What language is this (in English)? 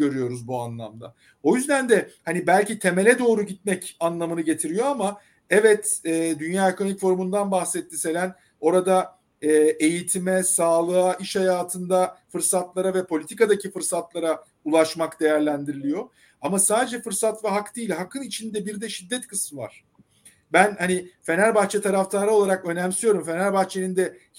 Turkish